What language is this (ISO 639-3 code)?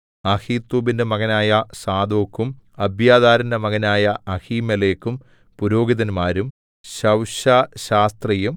mal